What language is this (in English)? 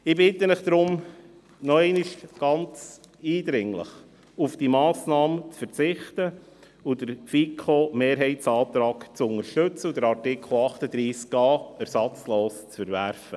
Swiss German